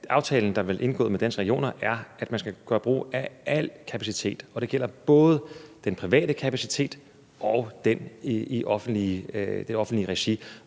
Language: Danish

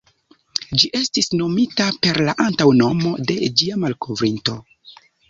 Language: Esperanto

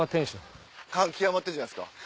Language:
Japanese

